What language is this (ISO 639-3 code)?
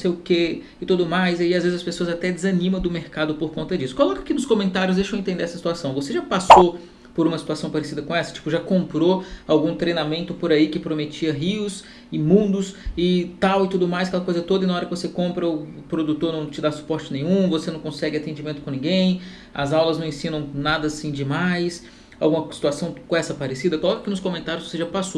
por